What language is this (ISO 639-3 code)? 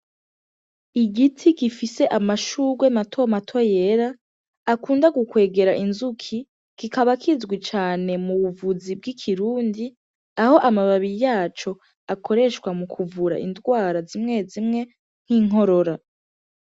run